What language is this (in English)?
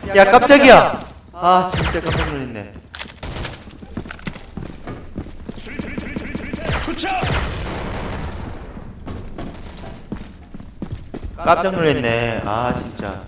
Korean